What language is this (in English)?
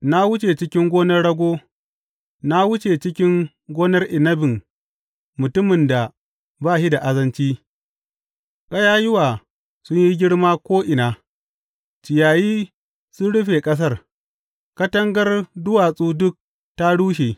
Hausa